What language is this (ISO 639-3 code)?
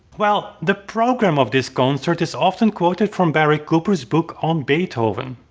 eng